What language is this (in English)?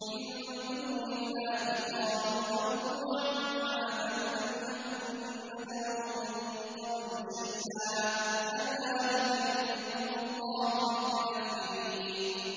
Arabic